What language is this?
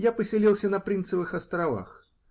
Russian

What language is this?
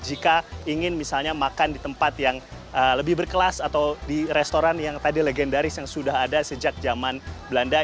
Indonesian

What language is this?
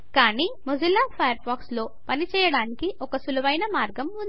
Telugu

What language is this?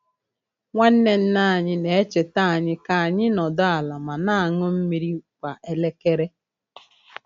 Igbo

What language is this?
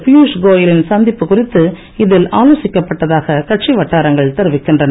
Tamil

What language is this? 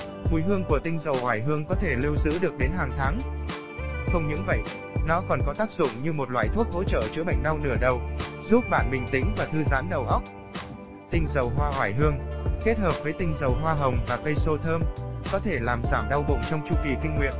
Vietnamese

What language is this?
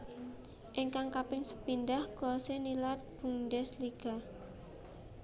Javanese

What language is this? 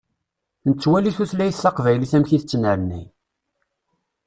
Kabyle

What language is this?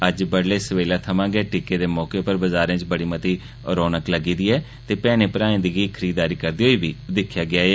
Dogri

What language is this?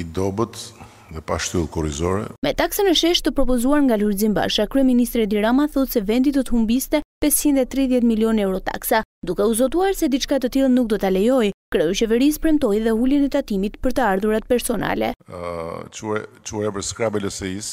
Romanian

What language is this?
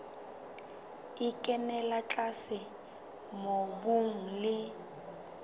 Southern Sotho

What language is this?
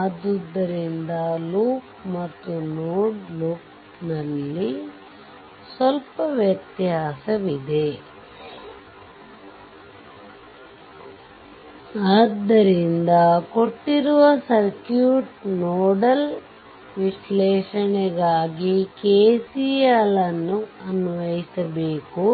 Kannada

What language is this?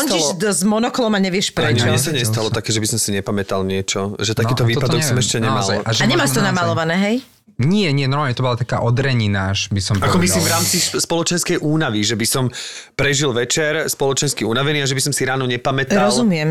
Slovak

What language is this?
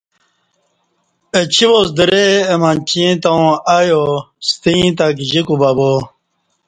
Kati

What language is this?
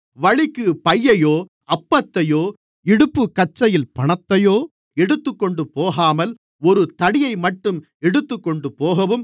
Tamil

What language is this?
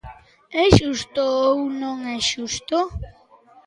Galician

